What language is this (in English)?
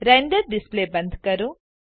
Gujarati